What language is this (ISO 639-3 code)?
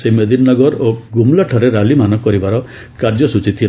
ori